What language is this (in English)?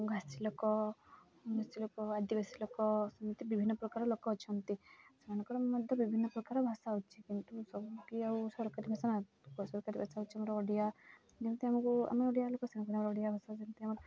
Odia